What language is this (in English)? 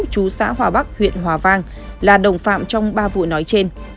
Vietnamese